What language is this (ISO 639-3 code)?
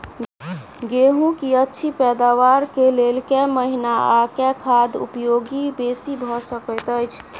mai